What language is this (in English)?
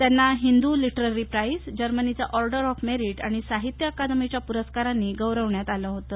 Marathi